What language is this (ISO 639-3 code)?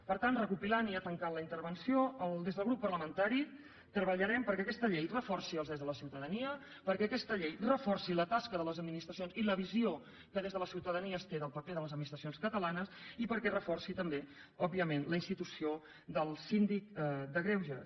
cat